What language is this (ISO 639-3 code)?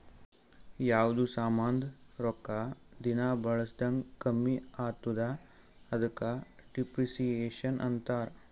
kan